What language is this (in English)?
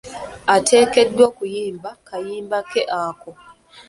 Ganda